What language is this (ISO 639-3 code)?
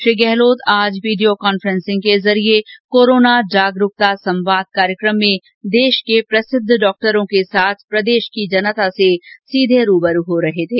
hin